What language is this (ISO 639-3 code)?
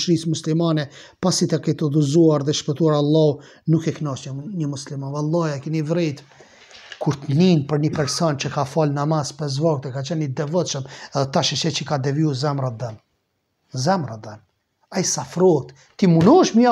ron